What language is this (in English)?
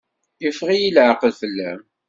Kabyle